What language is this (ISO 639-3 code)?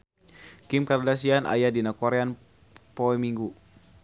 sun